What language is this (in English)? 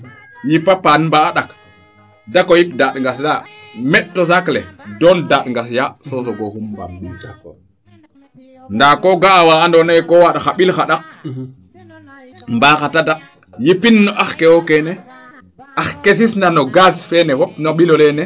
Serer